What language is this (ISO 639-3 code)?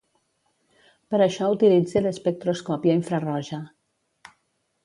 cat